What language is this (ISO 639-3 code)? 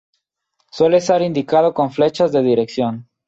spa